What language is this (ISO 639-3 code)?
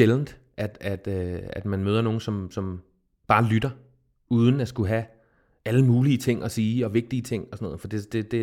dan